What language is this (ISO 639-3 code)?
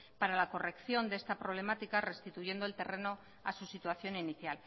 spa